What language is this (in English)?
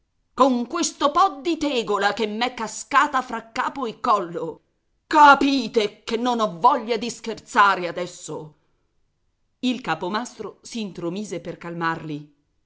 Italian